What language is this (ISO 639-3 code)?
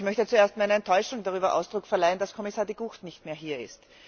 deu